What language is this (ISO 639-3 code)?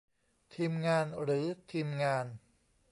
tha